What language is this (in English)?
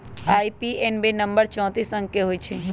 Magahi